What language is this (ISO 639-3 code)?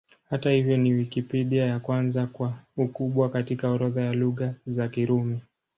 swa